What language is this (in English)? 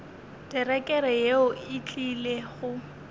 Northern Sotho